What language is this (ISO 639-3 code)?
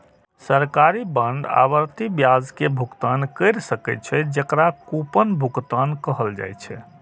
mai